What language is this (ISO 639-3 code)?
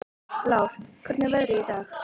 isl